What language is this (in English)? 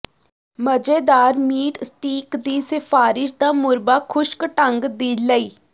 Punjabi